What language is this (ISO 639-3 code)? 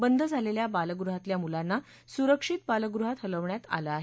mar